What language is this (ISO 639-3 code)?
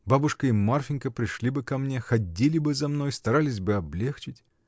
rus